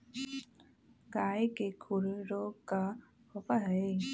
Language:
Magahi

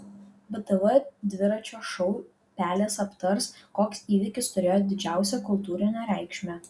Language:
Lithuanian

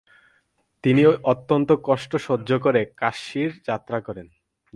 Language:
Bangla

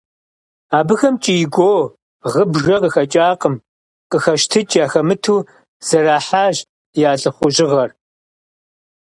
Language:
Kabardian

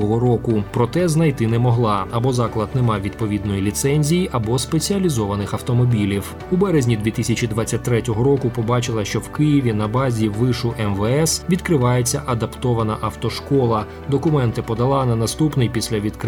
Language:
Ukrainian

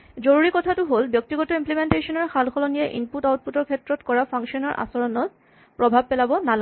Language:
Assamese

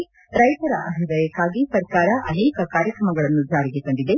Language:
Kannada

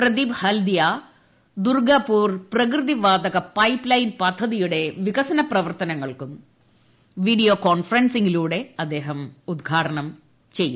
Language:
Malayalam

